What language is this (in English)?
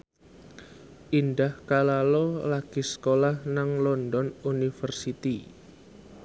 Javanese